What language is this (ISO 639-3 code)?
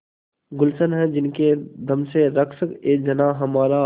hin